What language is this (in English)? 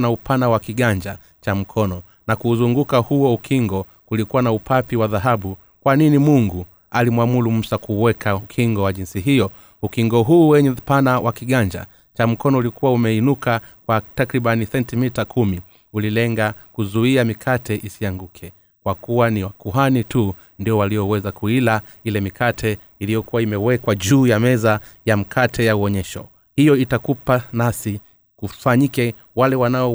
Swahili